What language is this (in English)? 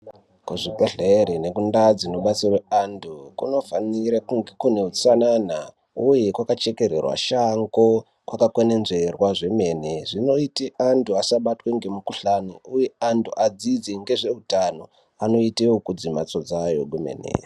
Ndau